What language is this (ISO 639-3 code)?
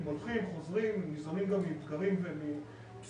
heb